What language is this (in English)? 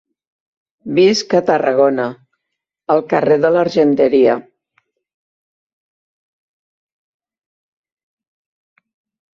Catalan